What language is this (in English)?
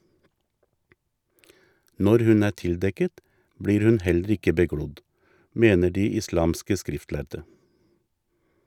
Norwegian